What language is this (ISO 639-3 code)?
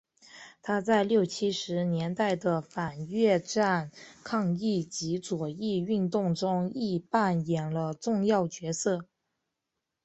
zho